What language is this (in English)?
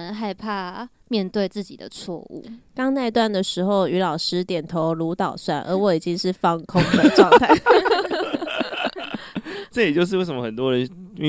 Chinese